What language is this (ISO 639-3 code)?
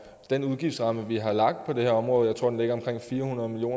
dan